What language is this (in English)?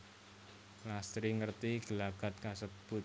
Javanese